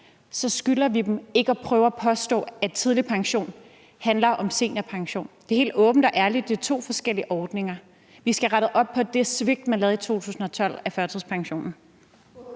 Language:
Danish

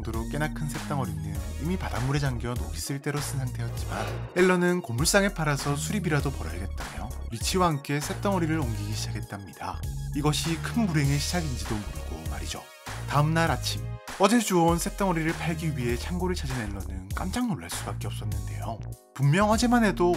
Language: Korean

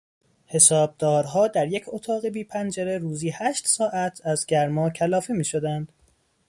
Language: Persian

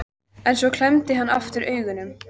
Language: Icelandic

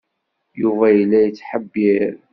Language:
Kabyle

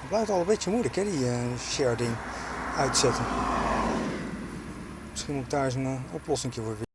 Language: Dutch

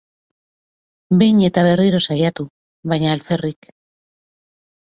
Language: Basque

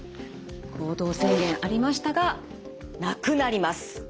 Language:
Japanese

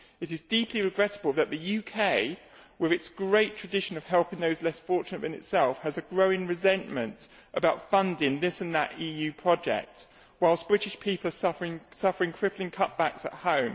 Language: English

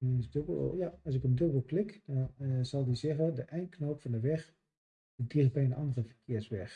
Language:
Dutch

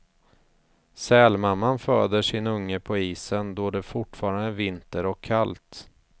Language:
Swedish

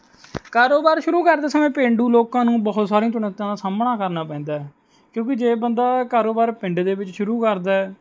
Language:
Punjabi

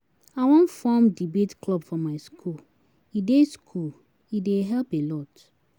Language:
Nigerian Pidgin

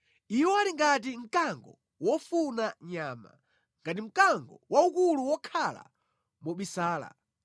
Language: Nyanja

